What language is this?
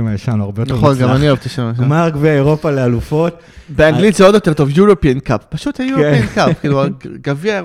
Hebrew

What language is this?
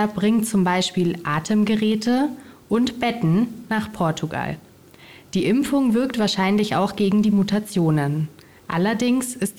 German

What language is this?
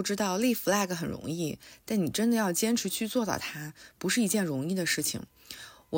Chinese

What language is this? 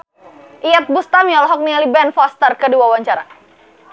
Sundanese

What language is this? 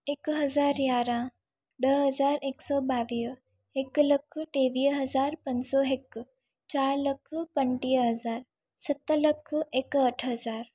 Sindhi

